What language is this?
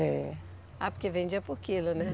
Portuguese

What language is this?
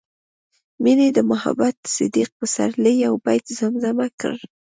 Pashto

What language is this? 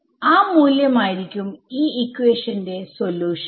Malayalam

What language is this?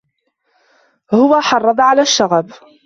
Arabic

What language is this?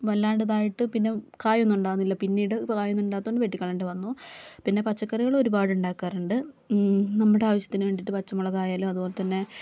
Malayalam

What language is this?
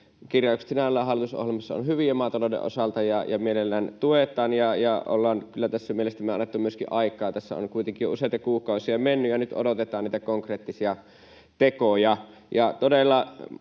Finnish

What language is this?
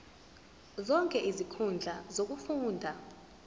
Zulu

